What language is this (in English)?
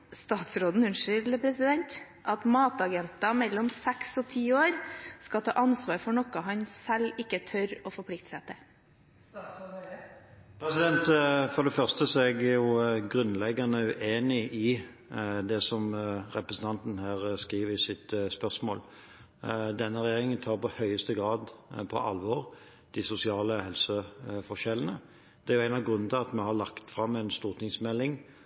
Norwegian Bokmål